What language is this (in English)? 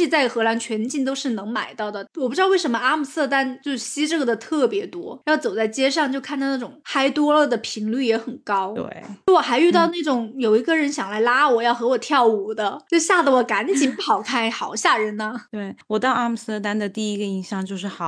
Chinese